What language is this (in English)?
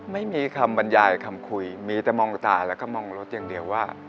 Thai